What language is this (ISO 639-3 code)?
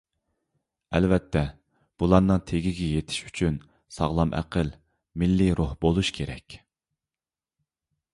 uig